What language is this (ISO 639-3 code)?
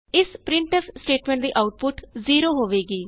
pan